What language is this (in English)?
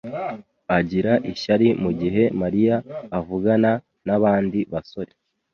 Kinyarwanda